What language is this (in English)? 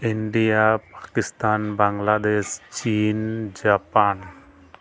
Santali